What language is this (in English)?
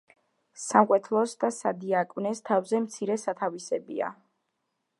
Georgian